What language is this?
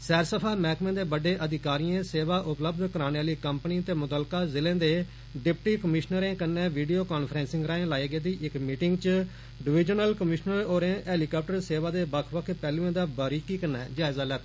Dogri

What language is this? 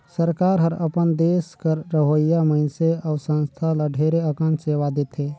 Chhattisgarhi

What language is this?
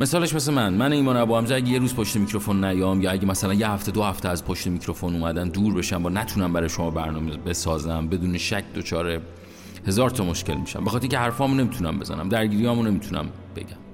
Persian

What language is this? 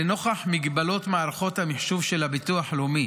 Hebrew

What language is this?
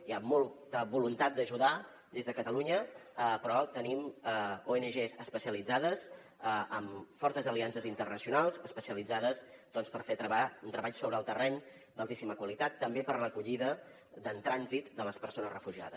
Catalan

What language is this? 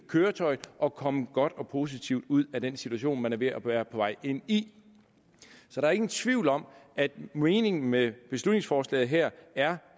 Danish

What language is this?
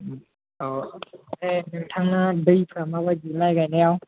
Bodo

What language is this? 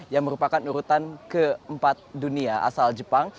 Indonesian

